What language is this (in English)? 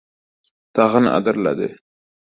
Uzbek